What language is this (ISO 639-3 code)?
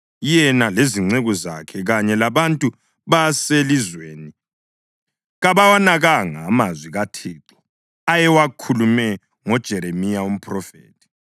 nde